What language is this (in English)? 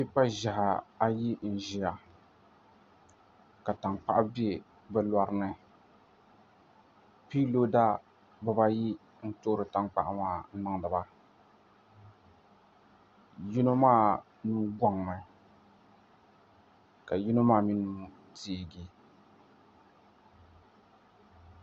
Dagbani